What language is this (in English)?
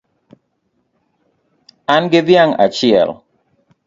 Luo (Kenya and Tanzania)